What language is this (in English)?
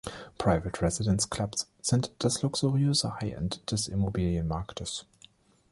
German